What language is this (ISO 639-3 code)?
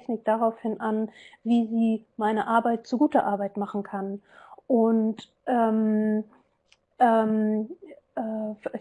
deu